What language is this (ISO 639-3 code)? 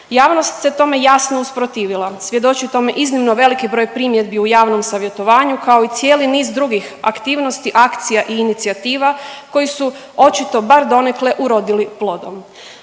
hrv